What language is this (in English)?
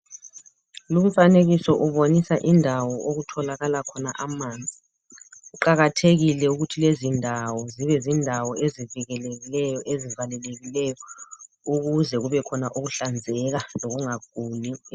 North Ndebele